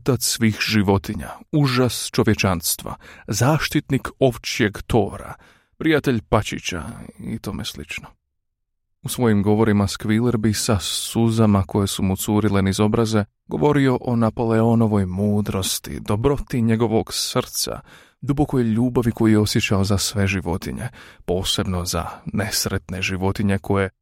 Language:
Croatian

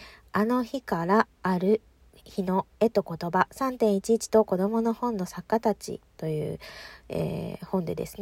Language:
Japanese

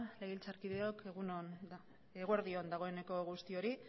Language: Basque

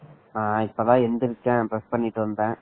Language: Tamil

